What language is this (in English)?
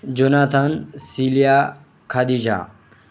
Marathi